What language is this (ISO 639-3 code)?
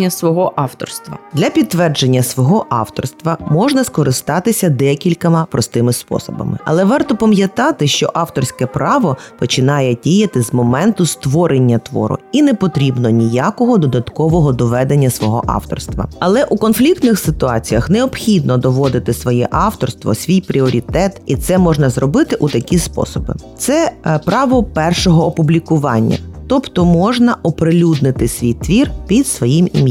ukr